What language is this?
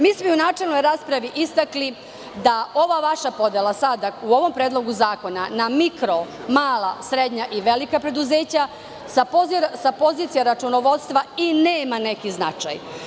Serbian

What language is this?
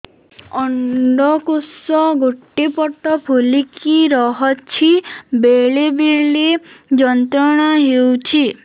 Odia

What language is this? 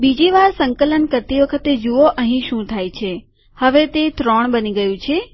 Gujarati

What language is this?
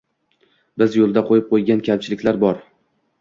Uzbek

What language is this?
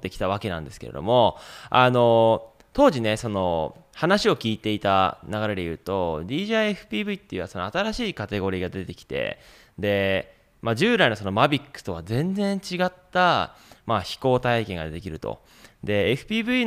Japanese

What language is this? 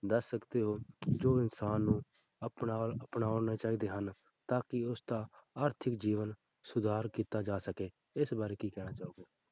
Punjabi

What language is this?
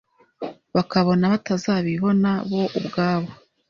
Kinyarwanda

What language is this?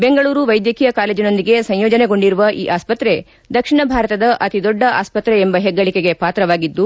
Kannada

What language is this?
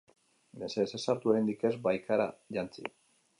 Basque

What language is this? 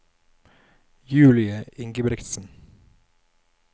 Norwegian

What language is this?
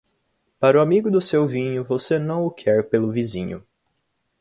Portuguese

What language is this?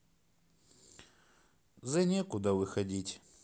Russian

